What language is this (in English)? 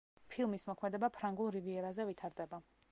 Georgian